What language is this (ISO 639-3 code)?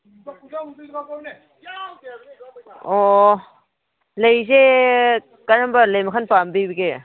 mni